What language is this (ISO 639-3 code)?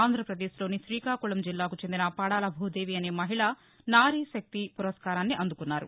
tel